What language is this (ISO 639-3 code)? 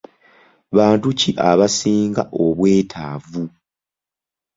lug